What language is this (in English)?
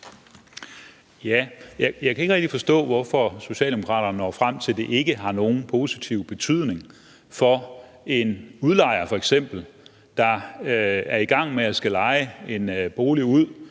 Danish